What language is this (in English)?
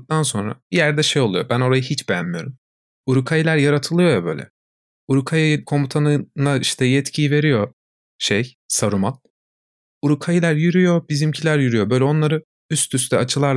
Turkish